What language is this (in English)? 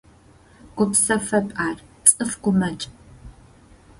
Adyghe